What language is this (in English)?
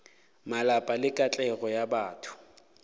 Northern Sotho